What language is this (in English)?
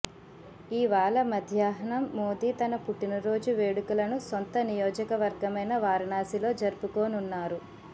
Telugu